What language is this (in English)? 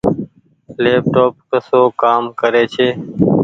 Goaria